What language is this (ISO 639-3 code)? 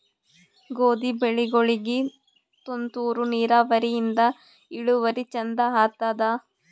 kan